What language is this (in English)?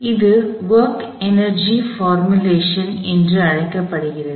Tamil